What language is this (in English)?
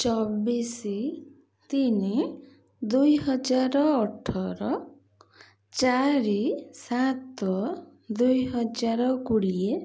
Odia